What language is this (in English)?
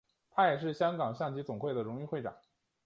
Chinese